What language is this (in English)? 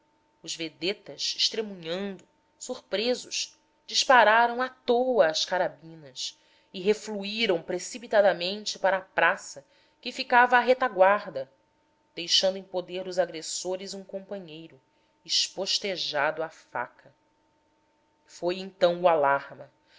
Portuguese